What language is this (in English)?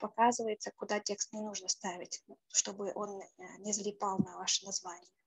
Russian